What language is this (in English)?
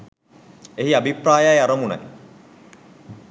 Sinhala